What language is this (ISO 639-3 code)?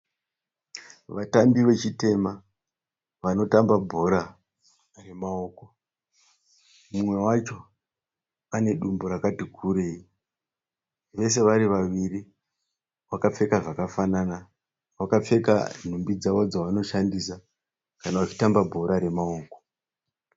sna